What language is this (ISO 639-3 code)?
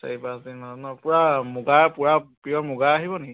asm